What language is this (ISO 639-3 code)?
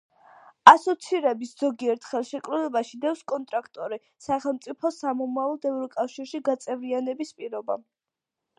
kat